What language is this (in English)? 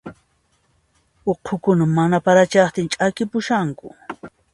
Puno Quechua